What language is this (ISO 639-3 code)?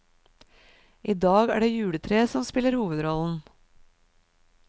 nor